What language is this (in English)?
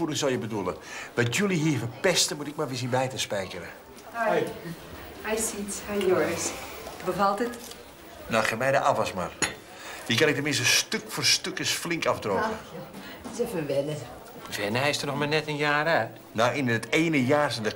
Dutch